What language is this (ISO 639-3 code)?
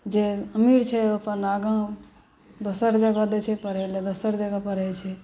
mai